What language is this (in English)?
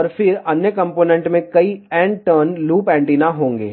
Hindi